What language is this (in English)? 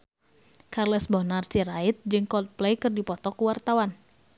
Sundanese